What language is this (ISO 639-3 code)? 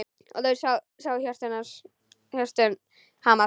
isl